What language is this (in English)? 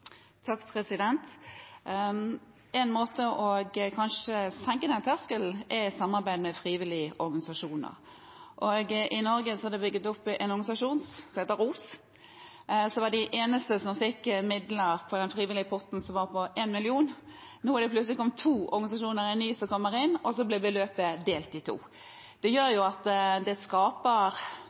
Norwegian Bokmål